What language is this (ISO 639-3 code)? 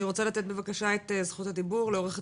heb